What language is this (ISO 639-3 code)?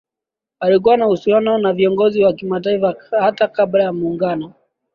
swa